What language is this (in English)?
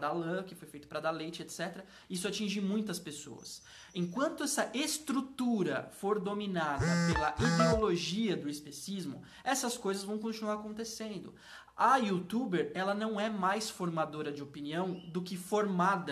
Portuguese